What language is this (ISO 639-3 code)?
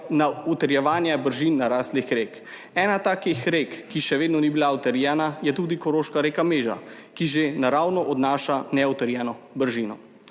slv